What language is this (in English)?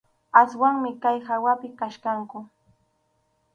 Arequipa-La Unión Quechua